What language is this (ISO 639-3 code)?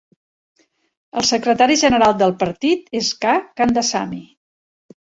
cat